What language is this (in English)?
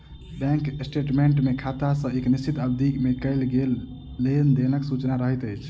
Maithili